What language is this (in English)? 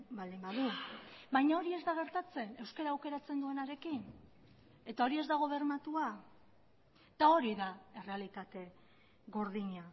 Basque